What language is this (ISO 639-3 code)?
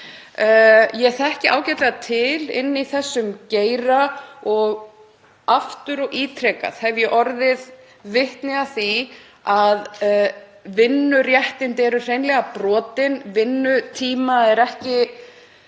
isl